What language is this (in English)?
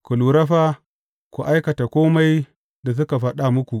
Hausa